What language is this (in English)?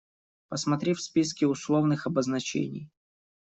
Russian